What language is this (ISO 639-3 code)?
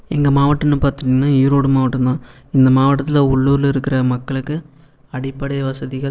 tam